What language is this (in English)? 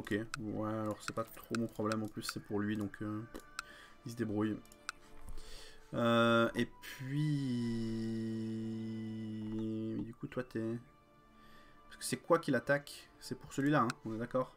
French